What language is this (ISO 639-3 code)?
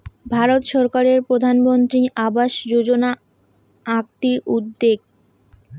ben